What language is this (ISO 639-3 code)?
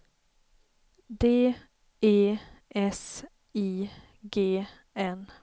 swe